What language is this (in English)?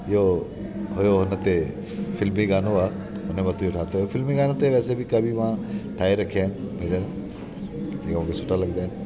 Sindhi